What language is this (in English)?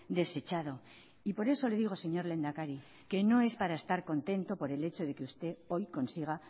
Spanish